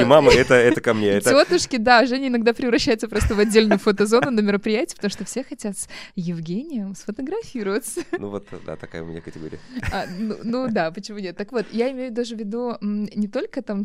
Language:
Russian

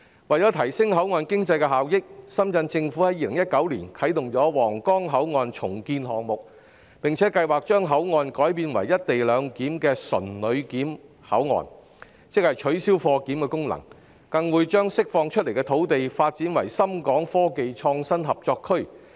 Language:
Cantonese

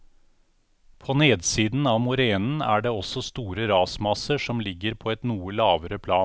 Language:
Norwegian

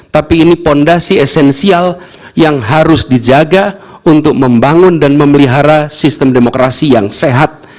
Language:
Indonesian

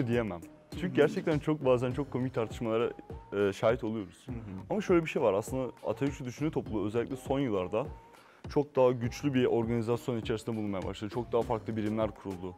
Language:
Turkish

